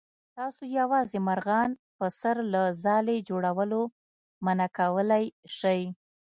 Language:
Pashto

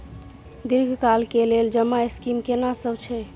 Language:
Maithili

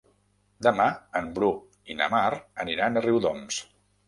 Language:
Catalan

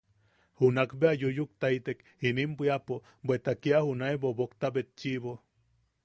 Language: Yaqui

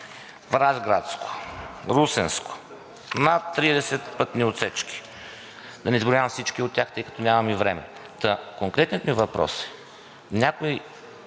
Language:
Bulgarian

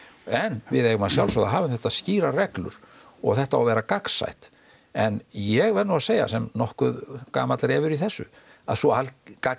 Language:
Icelandic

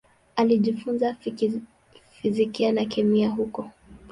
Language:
Swahili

